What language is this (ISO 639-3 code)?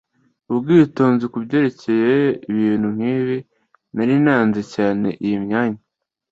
kin